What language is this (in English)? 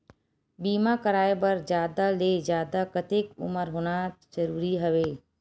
Chhattisgarhi